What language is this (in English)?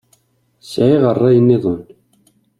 Kabyle